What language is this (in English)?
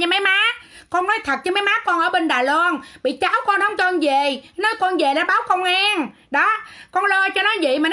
Vietnamese